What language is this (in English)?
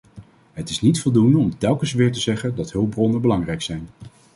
Dutch